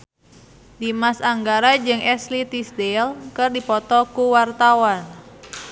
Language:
Sundanese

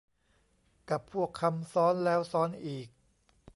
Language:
Thai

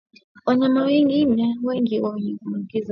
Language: Swahili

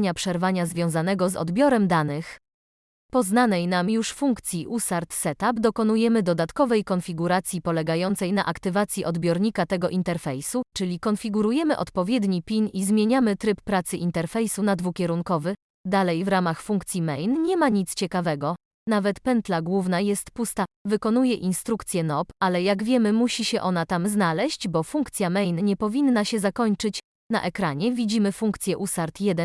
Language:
Polish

